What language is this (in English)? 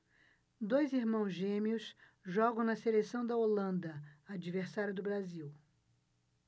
Portuguese